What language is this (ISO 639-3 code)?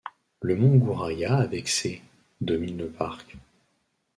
fra